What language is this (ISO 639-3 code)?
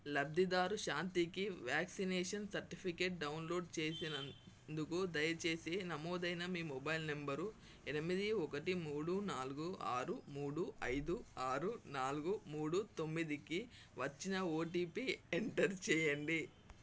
tel